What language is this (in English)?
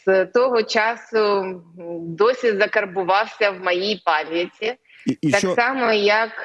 Ukrainian